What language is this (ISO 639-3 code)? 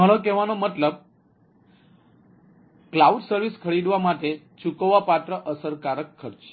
guj